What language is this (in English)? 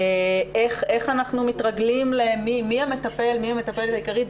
Hebrew